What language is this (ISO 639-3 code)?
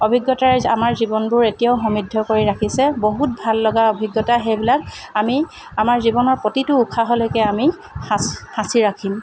asm